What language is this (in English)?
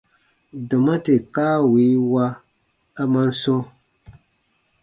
Baatonum